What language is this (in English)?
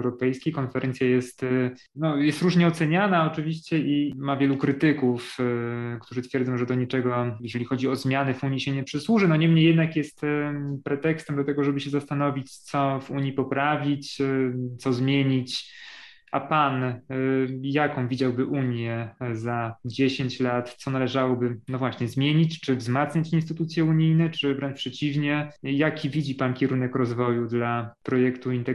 Polish